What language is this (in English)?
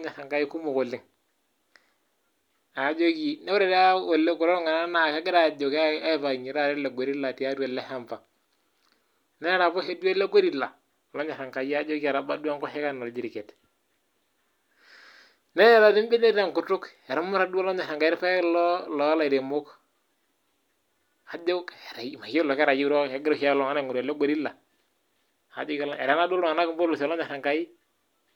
Masai